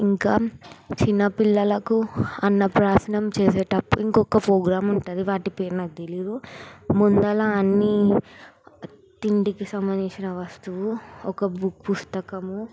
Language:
Telugu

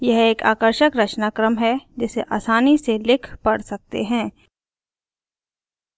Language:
Hindi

